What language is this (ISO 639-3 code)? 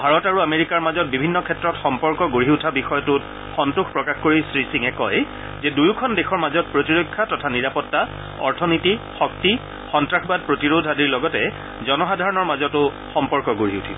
asm